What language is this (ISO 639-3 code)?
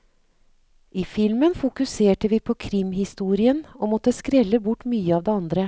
nor